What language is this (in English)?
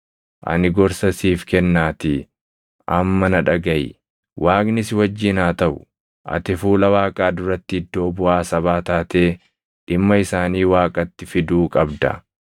Oromo